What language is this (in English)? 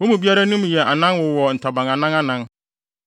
Akan